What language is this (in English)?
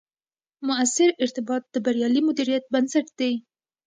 Pashto